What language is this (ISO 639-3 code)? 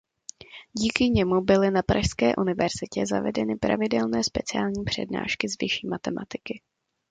ces